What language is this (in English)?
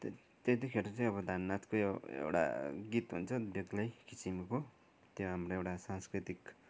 Nepali